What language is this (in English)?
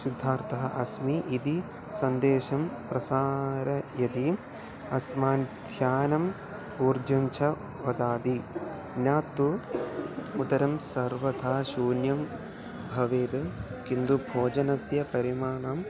Sanskrit